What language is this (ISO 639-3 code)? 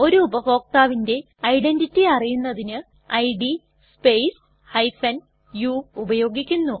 mal